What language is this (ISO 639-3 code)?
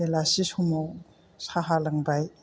brx